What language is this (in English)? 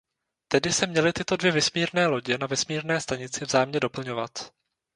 Czech